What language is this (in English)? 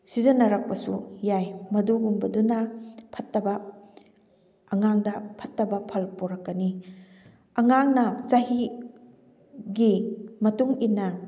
Manipuri